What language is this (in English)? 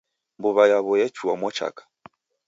Taita